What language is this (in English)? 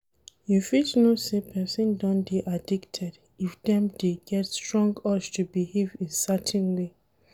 Nigerian Pidgin